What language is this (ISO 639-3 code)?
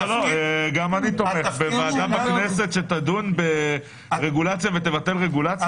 heb